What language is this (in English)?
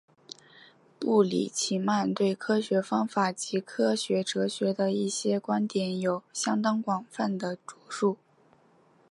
Chinese